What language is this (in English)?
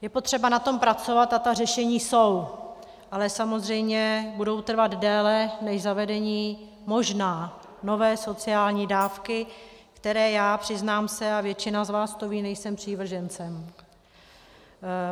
Czech